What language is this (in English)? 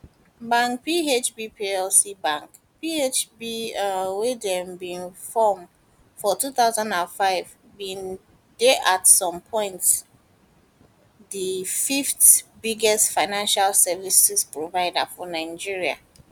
Nigerian Pidgin